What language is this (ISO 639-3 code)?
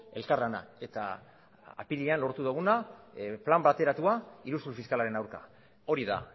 eus